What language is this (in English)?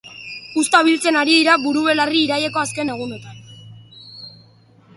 Basque